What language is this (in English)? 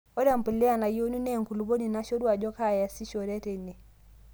Masai